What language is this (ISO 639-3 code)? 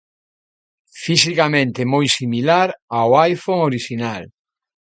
glg